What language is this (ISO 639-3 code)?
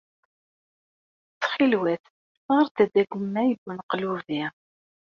kab